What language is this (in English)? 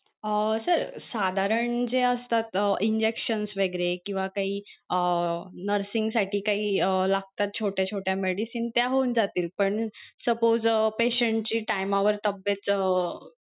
Marathi